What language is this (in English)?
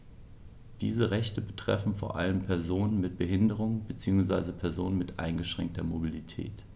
German